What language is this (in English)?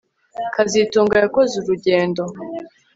Kinyarwanda